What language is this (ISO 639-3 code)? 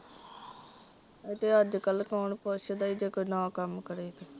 pan